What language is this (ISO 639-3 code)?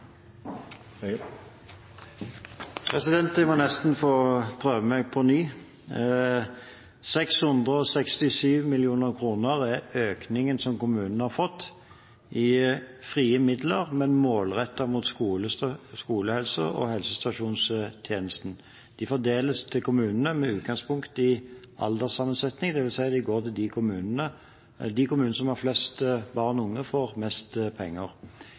nor